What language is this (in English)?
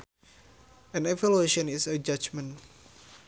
Sundanese